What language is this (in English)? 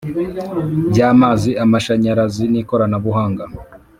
Kinyarwanda